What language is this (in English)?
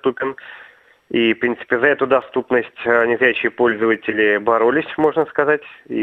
Russian